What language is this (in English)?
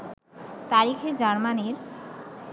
Bangla